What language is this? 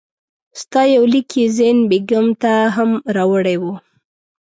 Pashto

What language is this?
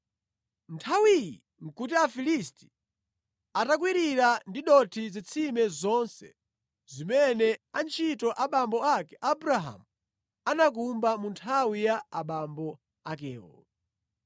Nyanja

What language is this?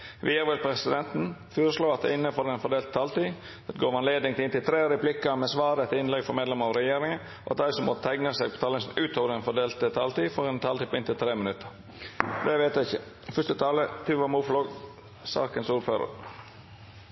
Norwegian Nynorsk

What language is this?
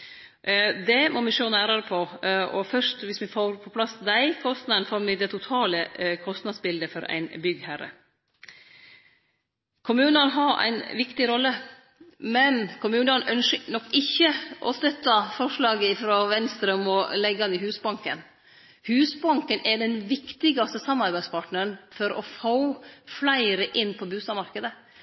Norwegian Nynorsk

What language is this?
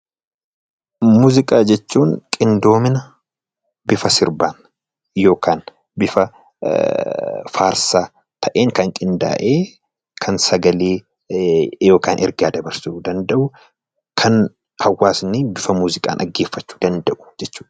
Oromo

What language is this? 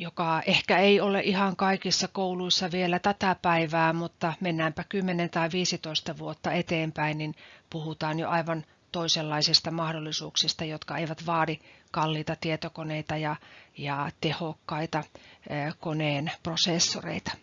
Finnish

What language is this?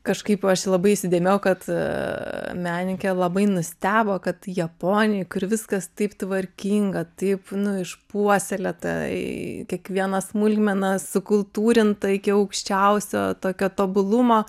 Lithuanian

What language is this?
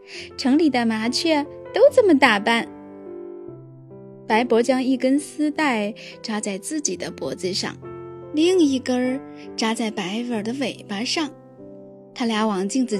Chinese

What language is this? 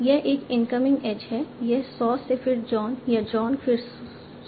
Hindi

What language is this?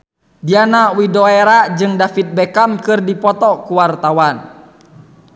Sundanese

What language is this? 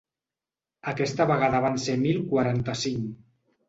Catalan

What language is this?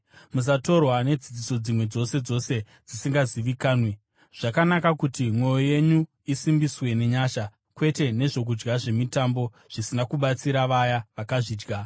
Shona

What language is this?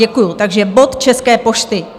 Czech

